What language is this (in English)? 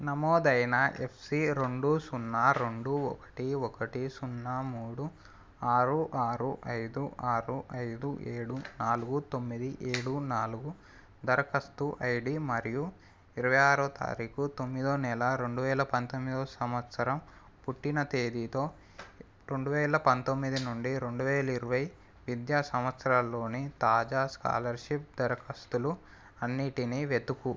Telugu